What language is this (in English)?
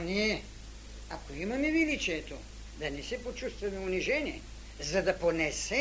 Bulgarian